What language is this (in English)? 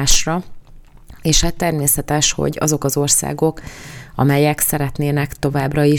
Hungarian